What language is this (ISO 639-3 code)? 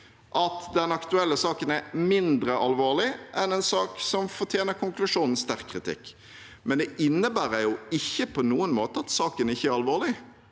nor